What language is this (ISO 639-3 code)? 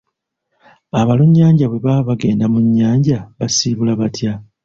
lug